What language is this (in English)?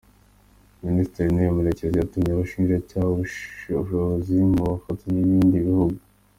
Kinyarwanda